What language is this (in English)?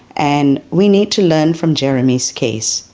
English